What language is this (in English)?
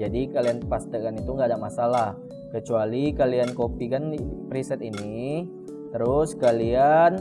Indonesian